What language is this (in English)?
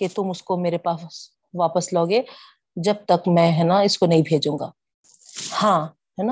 Urdu